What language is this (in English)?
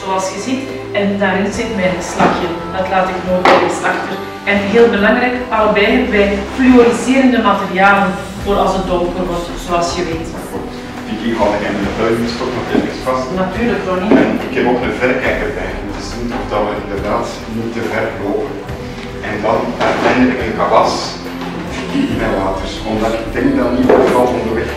Dutch